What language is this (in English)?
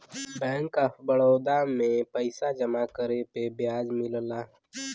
Bhojpuri